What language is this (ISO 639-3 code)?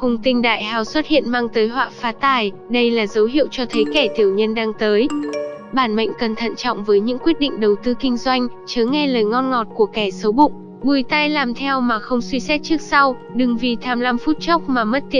vie